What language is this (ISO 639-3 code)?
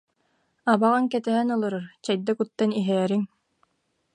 sah